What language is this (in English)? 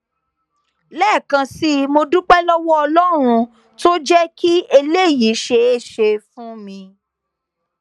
Yoruba